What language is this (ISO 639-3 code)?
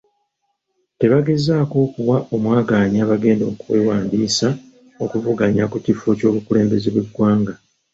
lug